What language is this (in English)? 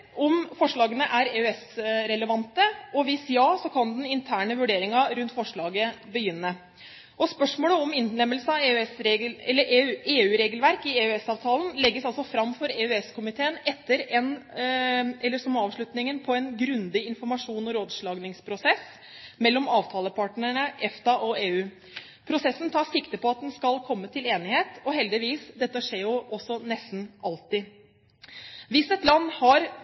Norwegian Bokmål